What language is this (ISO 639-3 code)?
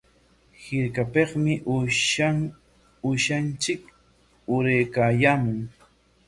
qwa